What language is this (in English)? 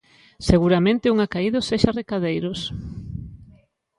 Galician